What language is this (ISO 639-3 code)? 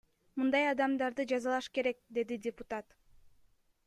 kir